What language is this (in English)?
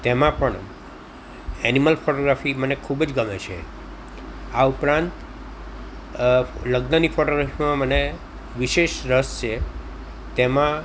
Gujarati